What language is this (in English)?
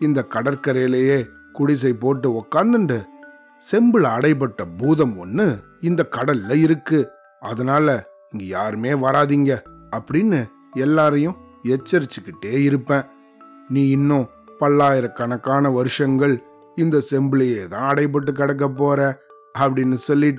Tamil